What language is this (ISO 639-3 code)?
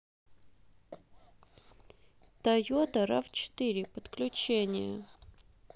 rus